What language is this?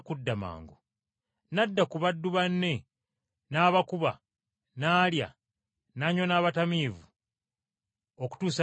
Ganda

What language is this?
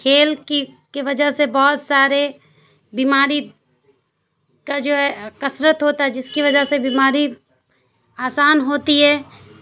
Urdu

